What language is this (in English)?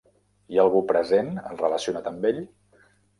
Catalan